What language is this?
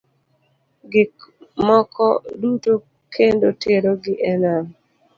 Luo (Kenya and Tanzania)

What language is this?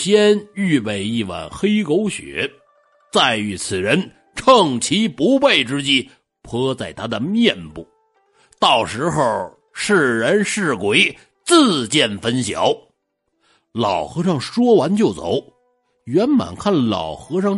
Chinese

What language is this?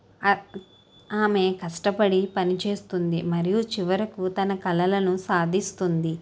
Telugu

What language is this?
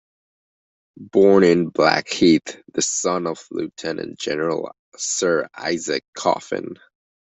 English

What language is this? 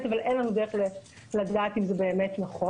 Hebrew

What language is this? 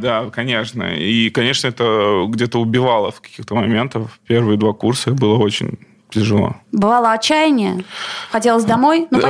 Russian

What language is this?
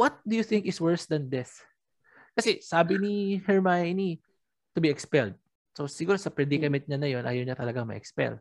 Filipino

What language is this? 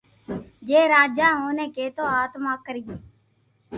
Loarki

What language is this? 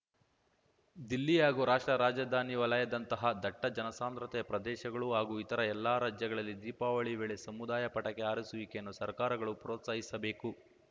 Kannada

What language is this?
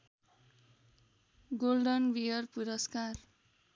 Nepali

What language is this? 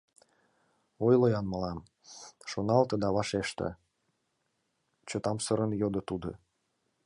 Mari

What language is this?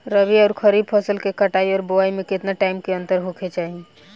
Bhojpuri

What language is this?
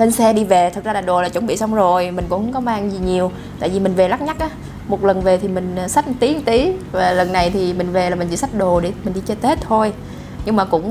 Vietnamese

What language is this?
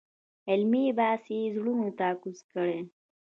Pashto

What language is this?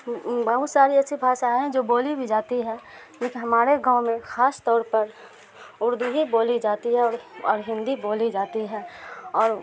Urdu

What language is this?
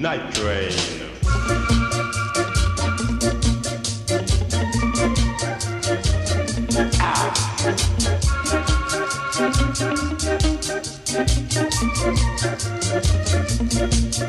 English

